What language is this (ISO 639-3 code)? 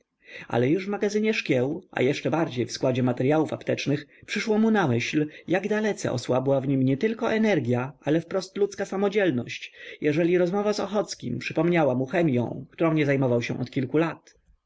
pol